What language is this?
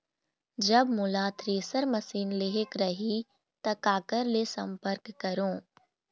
Chhattisgarhi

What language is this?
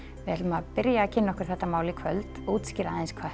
Icelandic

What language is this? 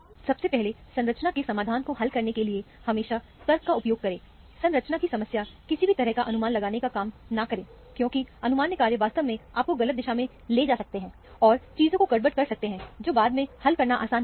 Hindi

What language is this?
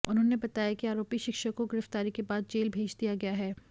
Hindi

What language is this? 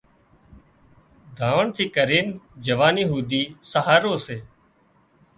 Wadiyara Koli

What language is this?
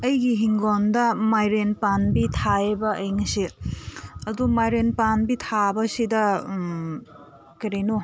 Manipuri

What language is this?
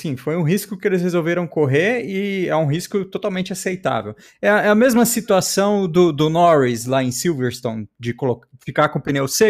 Portuguese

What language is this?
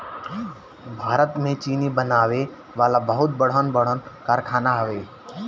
Bhojpuri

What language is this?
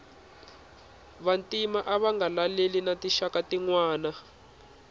Tsonga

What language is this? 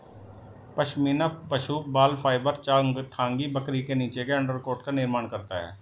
Hindi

